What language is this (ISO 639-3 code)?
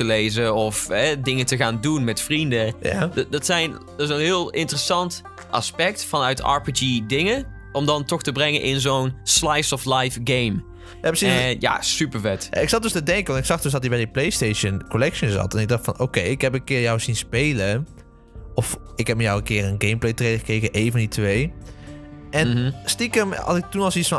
nld